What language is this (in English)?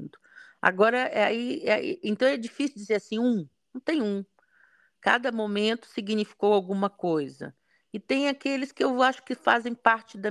Portuguese